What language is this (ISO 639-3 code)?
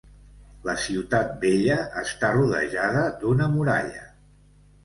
cat